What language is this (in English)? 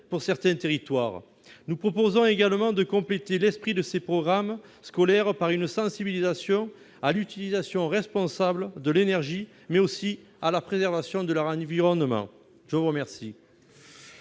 French